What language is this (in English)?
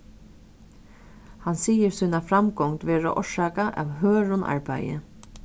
Faroese